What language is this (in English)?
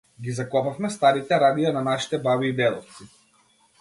Macedonian